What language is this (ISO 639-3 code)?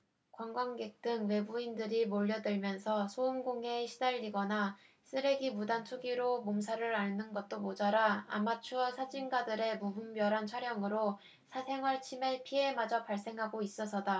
kor